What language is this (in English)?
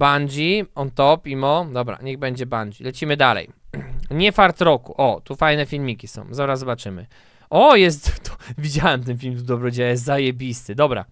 Polish